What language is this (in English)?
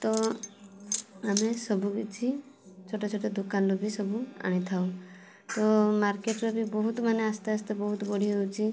Odia